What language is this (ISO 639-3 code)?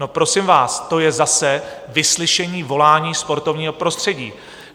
ces